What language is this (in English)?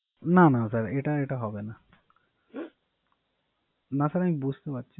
Bangla